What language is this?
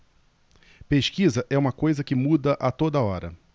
Portuguese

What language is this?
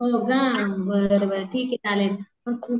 Marathi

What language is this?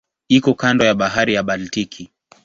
Swahili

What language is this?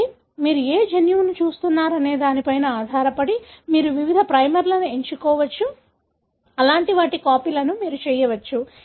Telugu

